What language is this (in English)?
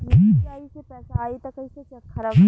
Bhojpuri